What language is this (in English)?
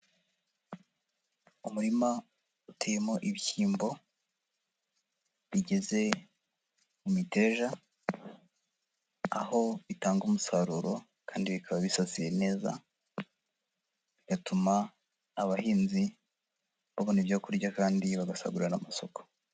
Kinyarwanda